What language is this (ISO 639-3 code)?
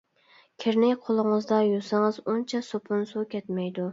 uig